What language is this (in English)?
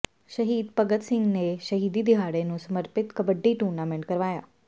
Punjabi